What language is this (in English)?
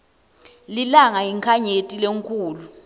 Swati